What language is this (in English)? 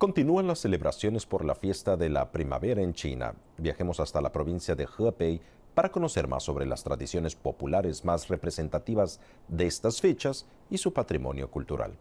Spanish